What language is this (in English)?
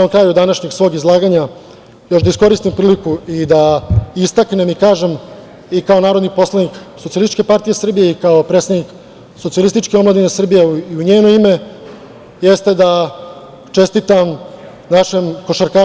Serbian